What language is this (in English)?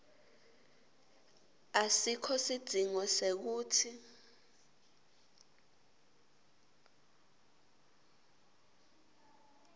Swati